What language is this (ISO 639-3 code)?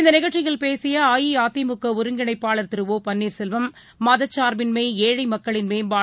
tam